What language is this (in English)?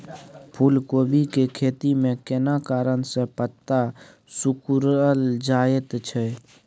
Maithili